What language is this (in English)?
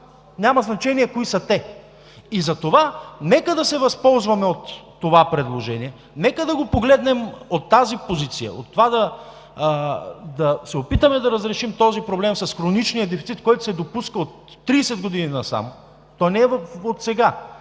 Bulgarian